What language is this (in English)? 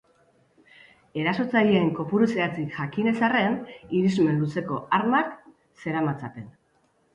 Basque